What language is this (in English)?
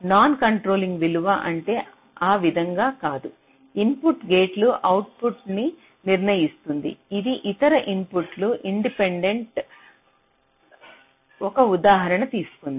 Telugu